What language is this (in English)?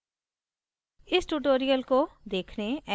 Hindi